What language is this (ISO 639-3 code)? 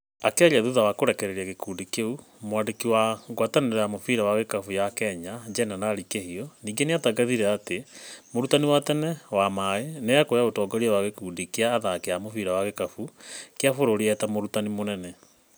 kik